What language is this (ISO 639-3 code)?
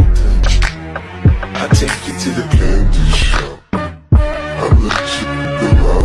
tur